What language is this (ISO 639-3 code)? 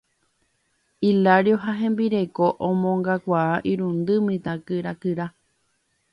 grn